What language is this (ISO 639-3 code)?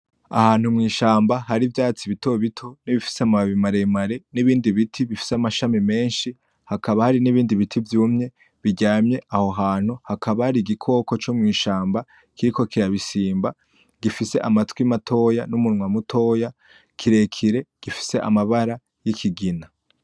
run